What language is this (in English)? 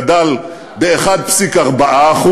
Hebrew